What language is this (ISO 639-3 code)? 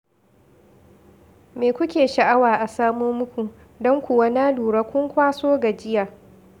hau